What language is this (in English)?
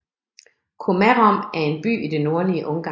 Danish